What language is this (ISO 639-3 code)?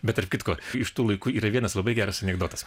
lit